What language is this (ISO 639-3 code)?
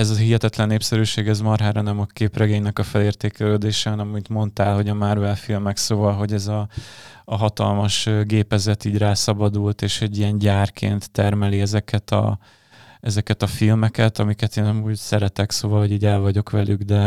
hun